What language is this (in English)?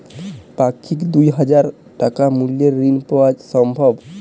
Bangla